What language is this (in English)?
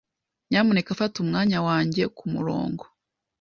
Kinyarwanda